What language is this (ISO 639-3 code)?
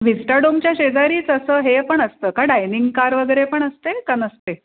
mar